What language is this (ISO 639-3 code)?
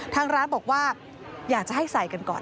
tha